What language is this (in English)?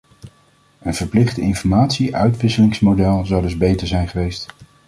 Dutch